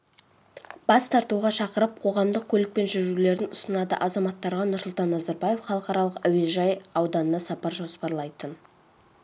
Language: Kazakh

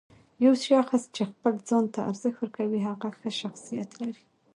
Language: Pashto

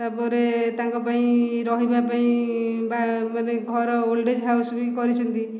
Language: Odia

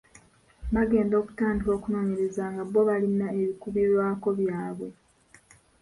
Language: Ganda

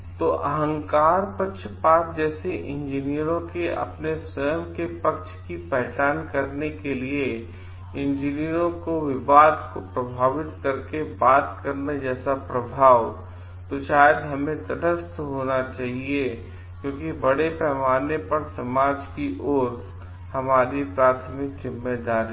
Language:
Hindi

